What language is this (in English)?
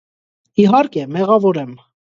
Armenian